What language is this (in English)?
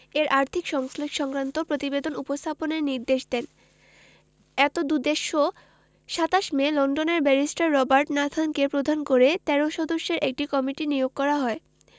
Bangla